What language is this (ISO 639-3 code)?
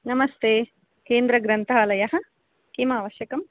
san